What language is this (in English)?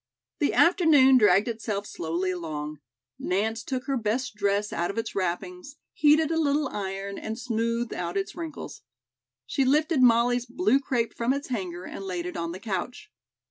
English